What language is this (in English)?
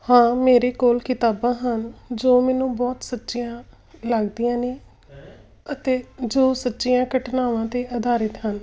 Punjabi